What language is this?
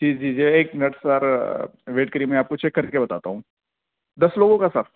Urdu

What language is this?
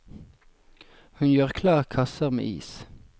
Norwegian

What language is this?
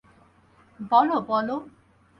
Bangla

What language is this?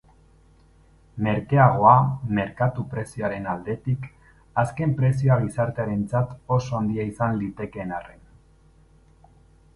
Basque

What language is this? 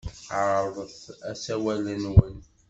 Kabyle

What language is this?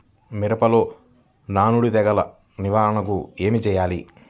Telugu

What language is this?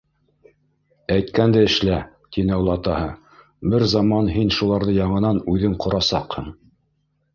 Bashkir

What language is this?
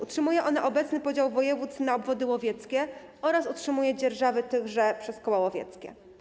Polish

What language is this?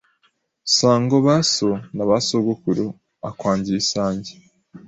Kinyarwanda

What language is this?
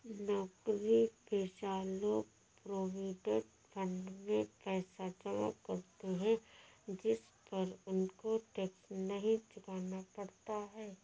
Hindi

